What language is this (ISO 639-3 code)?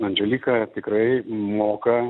lit